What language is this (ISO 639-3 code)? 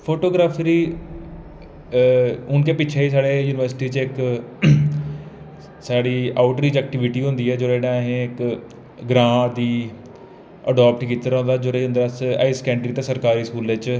doi